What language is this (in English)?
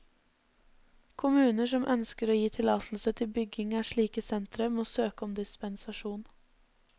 Norwegian